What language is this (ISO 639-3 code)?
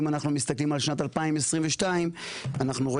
heb